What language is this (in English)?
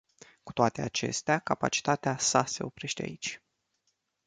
Romanian